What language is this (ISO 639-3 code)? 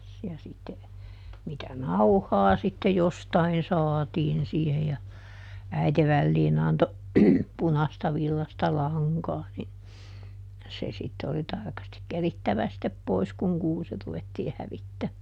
fin